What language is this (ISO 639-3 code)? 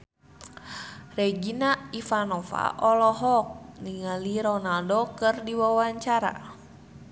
sun